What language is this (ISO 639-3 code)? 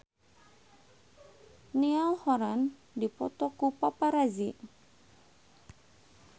sun